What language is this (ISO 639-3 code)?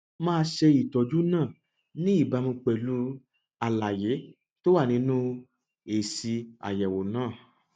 yor